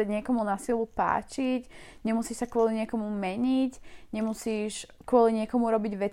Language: Slovak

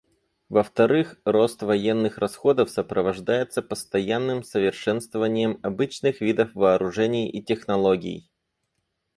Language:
Russian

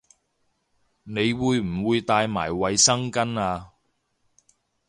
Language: Cantonese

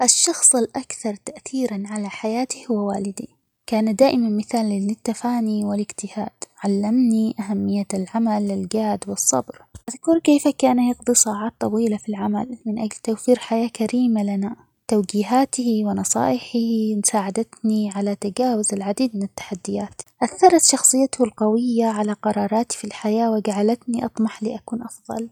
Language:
Omani Arabic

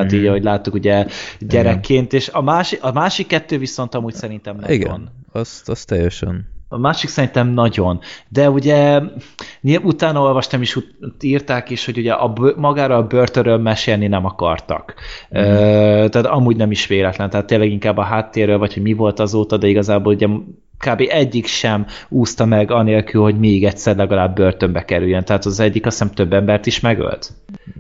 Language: Hungarian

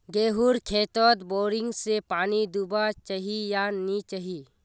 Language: Magahi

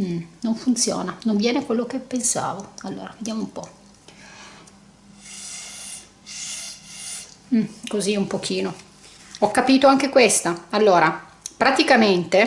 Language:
Italian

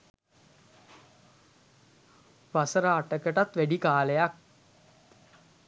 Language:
Sinhala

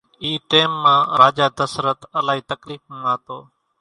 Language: Kachi Koli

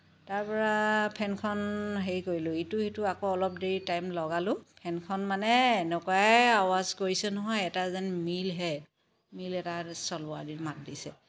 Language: Assamese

